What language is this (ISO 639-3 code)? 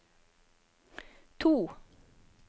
nor